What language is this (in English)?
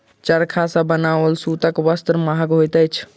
Maithili